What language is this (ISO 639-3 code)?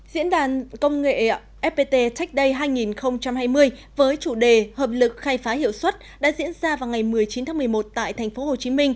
vie